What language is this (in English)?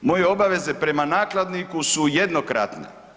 Croatian